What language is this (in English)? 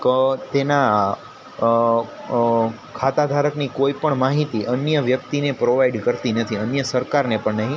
Gujarati